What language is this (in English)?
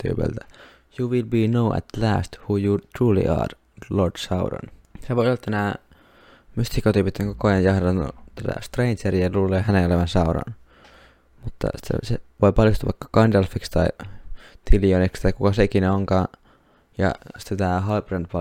Finnish